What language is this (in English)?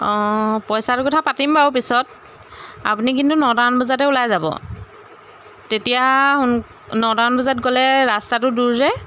Assamese